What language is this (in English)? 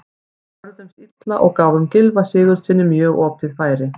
Icelandic